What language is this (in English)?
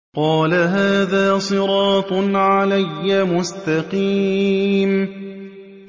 Arabic